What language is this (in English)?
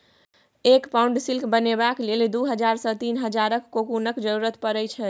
Maithili